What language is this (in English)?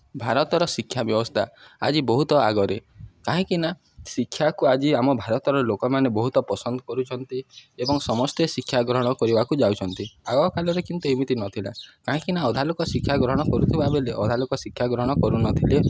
Odia